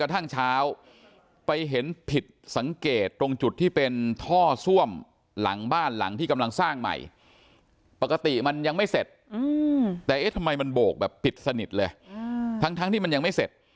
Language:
Thai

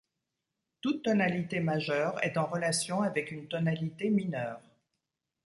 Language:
French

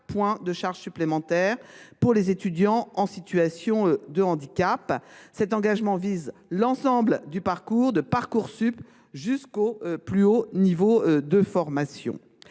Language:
French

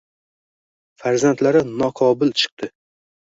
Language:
Uzbek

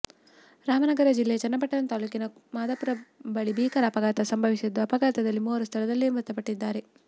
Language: Kannada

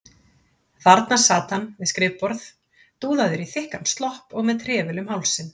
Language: Icelandic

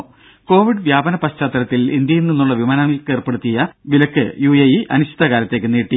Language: Malayalam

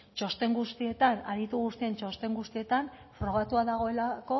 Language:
Basque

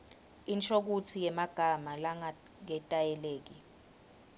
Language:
Swati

